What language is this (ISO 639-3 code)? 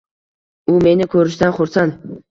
uzb